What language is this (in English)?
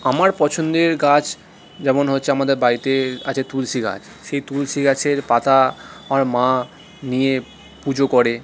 Bangla